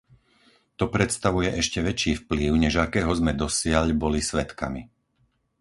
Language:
Slovak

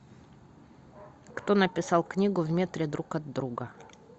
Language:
Russian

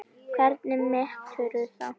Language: Icelandic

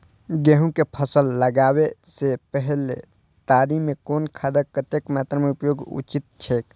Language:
Maithili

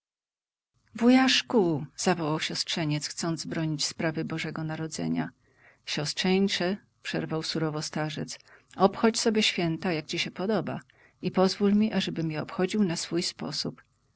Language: Polish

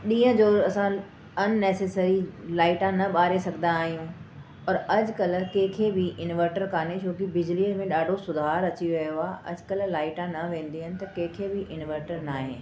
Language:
Sindhi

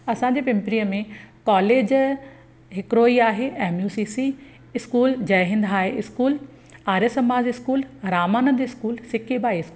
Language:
Sindhi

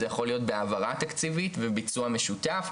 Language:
Hebrew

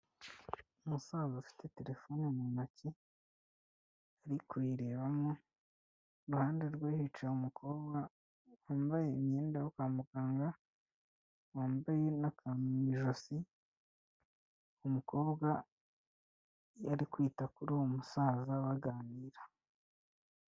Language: Kinyarwanda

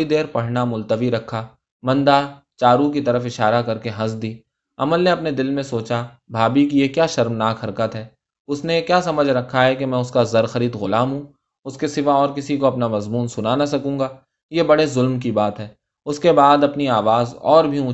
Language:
Urdu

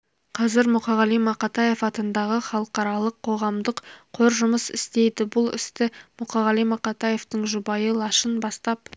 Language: Kazakh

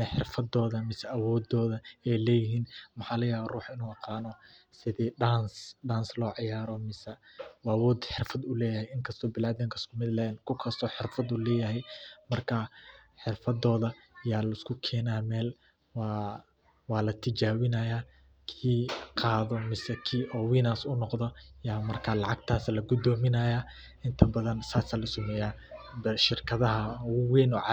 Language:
Somali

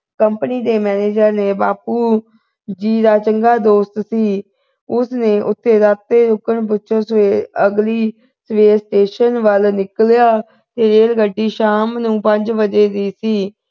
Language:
Punjabi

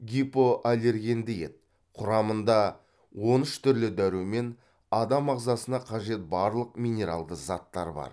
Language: Kazakh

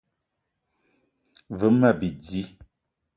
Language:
Eton (Cameroon)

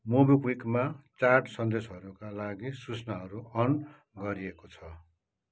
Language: Nepali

